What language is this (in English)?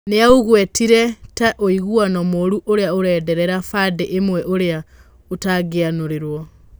Kikuyu